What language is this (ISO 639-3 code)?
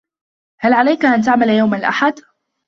ara